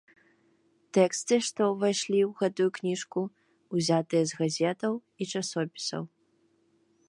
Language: Belarusian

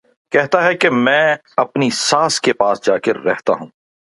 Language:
Urdu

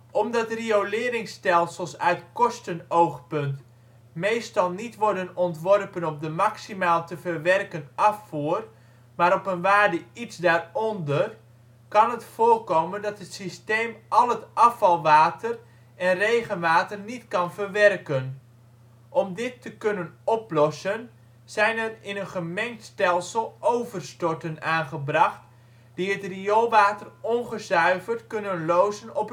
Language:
Dutch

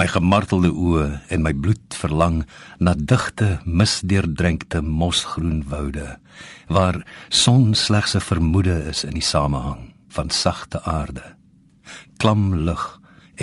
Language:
Dutch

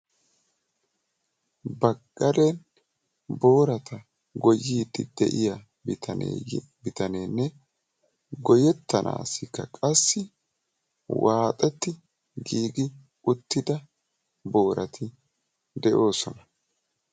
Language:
Wolaytta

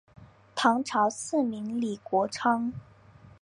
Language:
Chinese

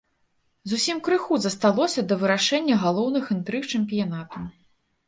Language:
Belarusian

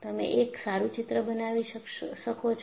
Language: Gujarati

